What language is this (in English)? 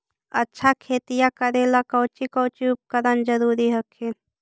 Magahi